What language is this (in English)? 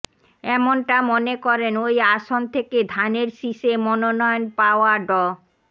Bangla